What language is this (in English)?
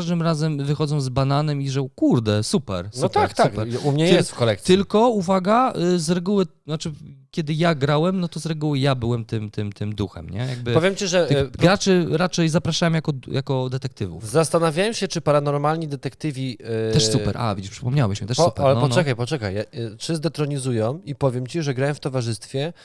Polish